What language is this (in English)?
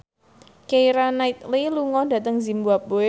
Javanese